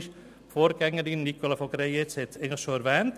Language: Swiss German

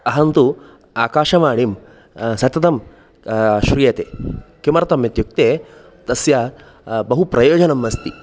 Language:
Sanskrit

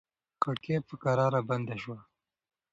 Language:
Pashto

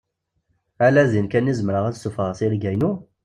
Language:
Kabyle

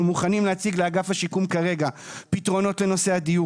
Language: Hebrew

